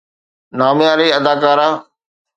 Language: Sindhi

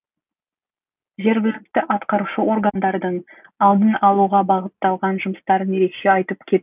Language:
Kazakh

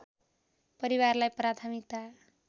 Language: Nepali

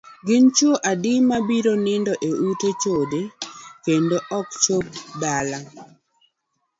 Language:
Luo (Kenya and Tanzania)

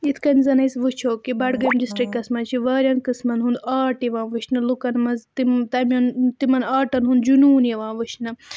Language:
Kashmiri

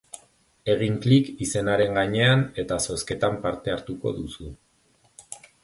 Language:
Basque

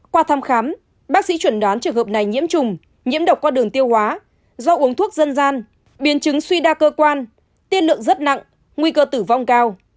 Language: Vietnamese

